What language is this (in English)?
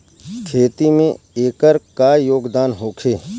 Bhojpuri